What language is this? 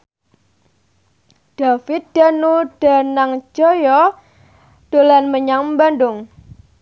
Javanese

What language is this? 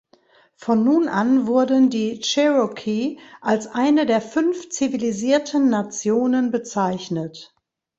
German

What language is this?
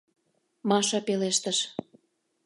Mari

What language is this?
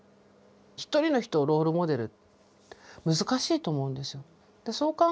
Japanese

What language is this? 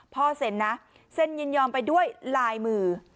Thai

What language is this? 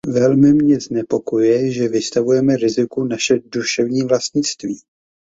Czech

